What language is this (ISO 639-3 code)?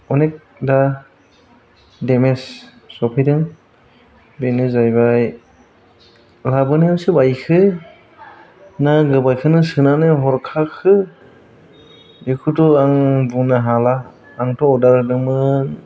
brx